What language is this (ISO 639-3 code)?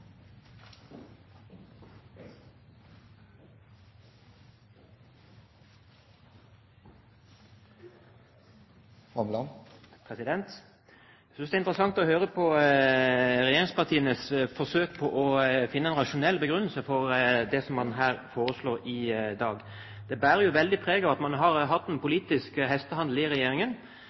nob